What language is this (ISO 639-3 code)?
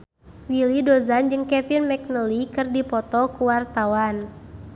sun